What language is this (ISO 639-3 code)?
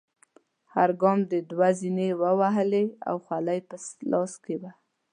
pus